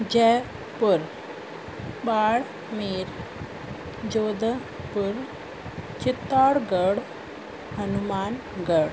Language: Sindhi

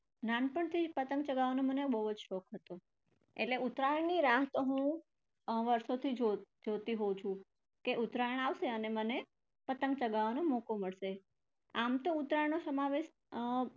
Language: Gujarati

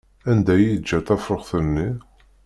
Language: Kabyle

